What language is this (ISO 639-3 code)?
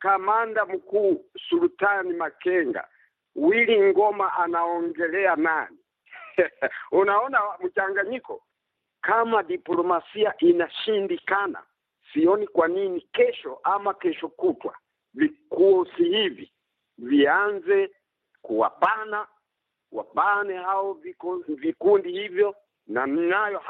swa